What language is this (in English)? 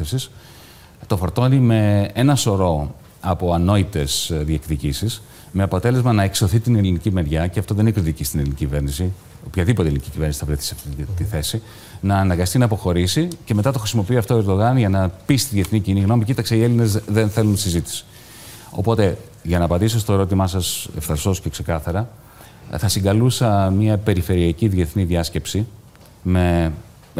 Greek